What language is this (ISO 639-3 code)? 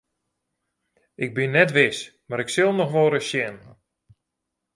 fry